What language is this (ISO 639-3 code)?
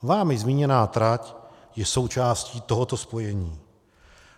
ces